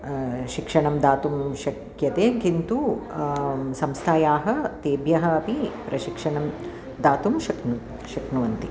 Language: Sanskrit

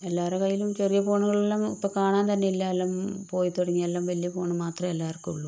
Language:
Malayalam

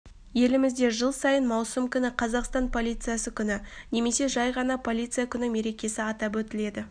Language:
Kazakh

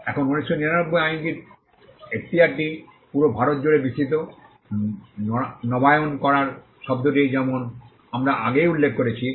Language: Bangla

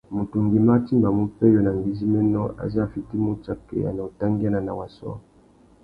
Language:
Tuki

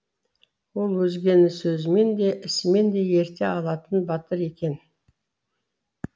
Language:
Kazakh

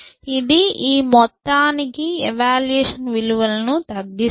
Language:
Telugu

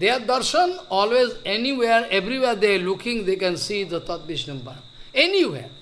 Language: English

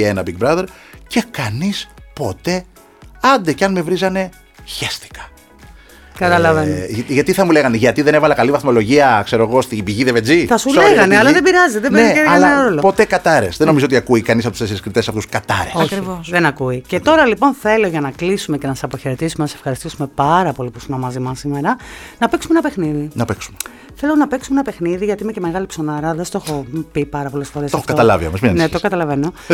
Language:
Greek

